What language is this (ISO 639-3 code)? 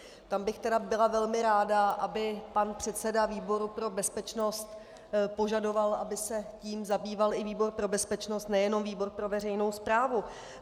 ces